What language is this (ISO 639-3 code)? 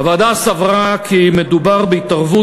heb